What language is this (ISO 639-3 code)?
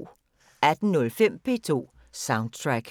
dan